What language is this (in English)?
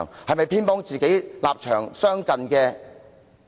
Cantonese